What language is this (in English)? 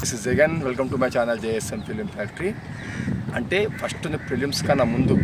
Telugu